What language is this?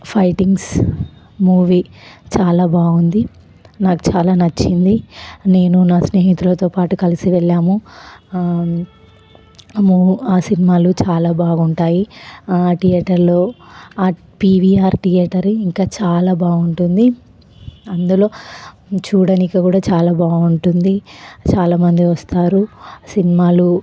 Telugu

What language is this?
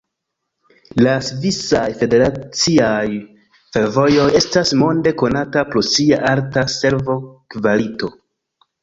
Esperanto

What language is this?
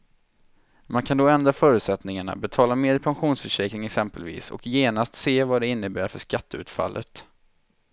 Swedish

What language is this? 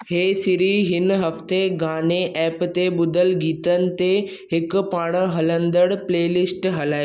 Sindhi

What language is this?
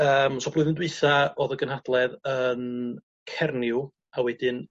Welsh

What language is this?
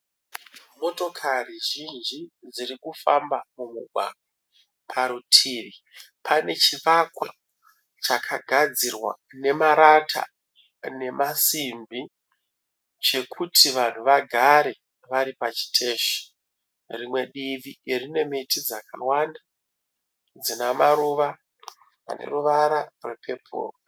Shona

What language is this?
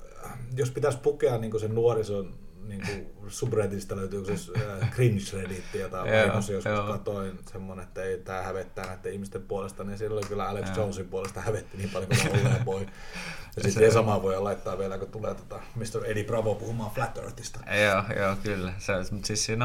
Finnish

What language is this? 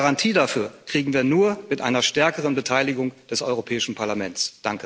German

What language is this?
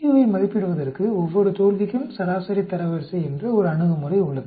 Tamil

